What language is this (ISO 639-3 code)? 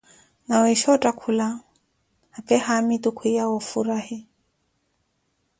eko